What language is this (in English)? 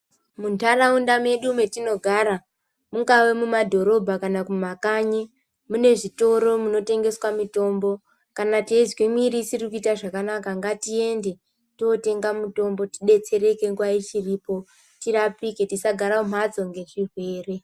Ndau